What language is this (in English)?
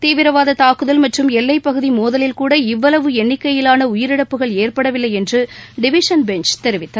Tamil